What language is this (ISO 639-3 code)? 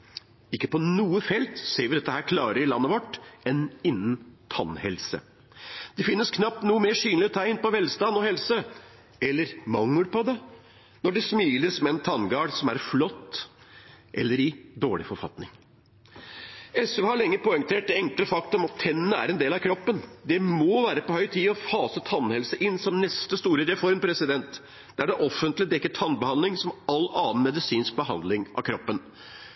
nob